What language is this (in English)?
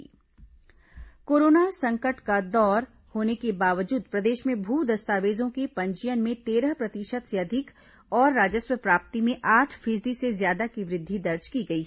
Hindi